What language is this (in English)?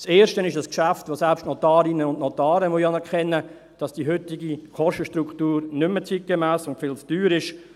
Swiss German